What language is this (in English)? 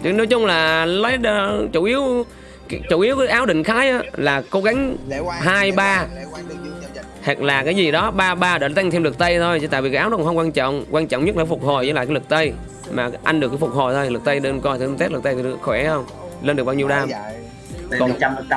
Vietnamese